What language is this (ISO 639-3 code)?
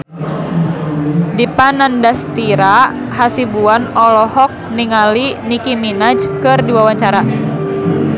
sun